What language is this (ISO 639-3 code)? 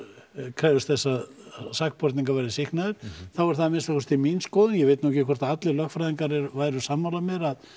isl